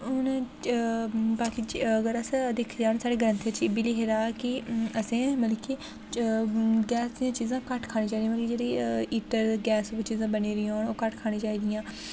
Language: Dogri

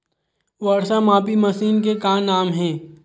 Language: Chhattisgarhi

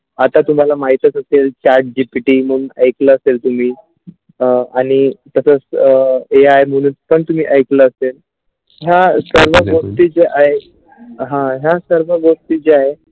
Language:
Marathi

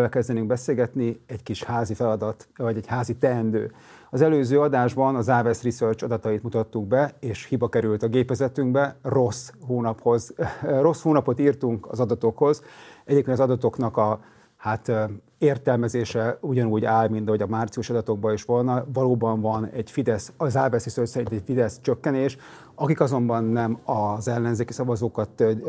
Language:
Hungarian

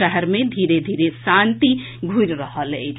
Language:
Maithili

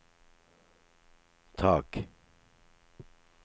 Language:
Norwegian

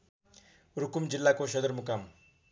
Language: Nepali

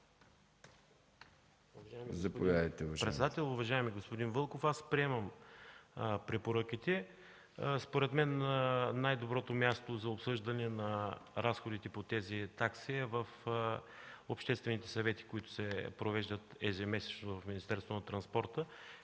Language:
Bulgarian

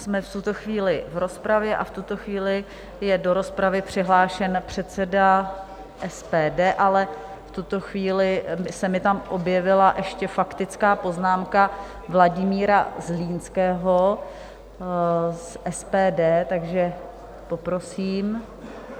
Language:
Czech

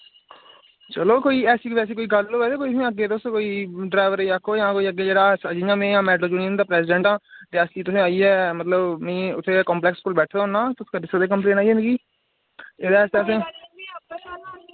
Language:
Dogri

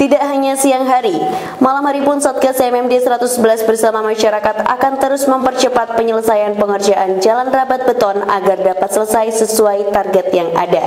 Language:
Indonesian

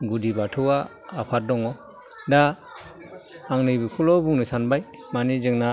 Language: Bodo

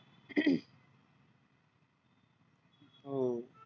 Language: Marathi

